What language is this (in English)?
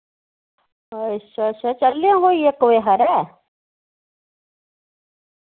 Dogri